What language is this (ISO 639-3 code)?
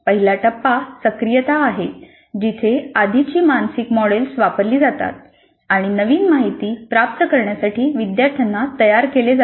mar